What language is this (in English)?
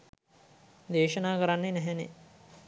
Sinhala